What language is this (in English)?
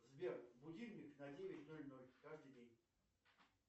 Russian